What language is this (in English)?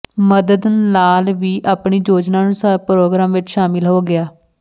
Punjabi